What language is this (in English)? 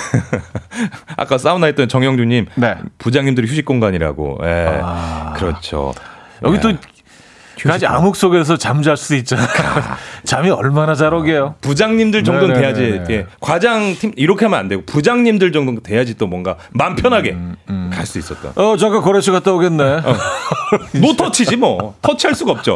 Korean